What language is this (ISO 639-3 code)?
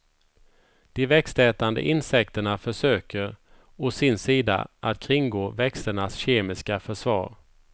swe